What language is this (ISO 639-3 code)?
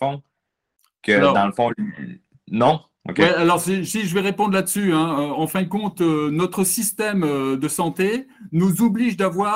fra